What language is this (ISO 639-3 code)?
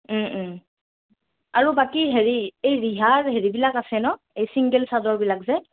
asm